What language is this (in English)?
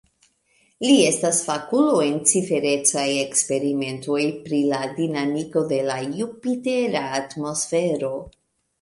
Esperanto